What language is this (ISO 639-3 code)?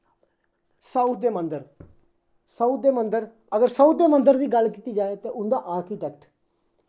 doi